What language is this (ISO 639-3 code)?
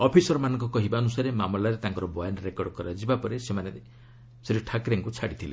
ori